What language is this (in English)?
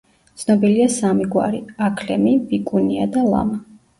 Georgian